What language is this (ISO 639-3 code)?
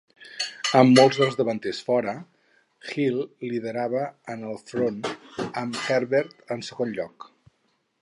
cat